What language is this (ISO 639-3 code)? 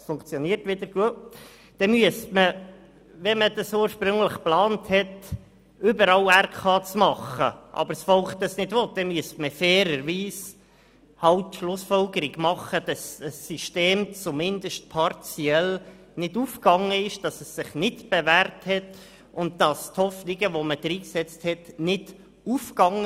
gsw